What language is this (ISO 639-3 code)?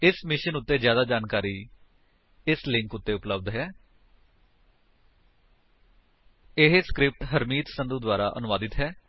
pan